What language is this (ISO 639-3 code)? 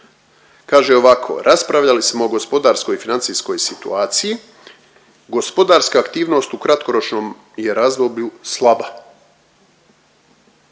hrv